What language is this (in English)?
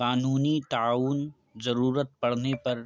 Urdu